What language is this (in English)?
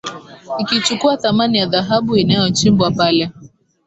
Swahili